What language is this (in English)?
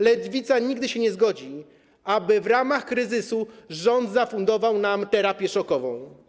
Polish